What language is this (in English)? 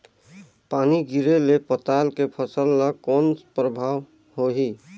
Chhattisgarhi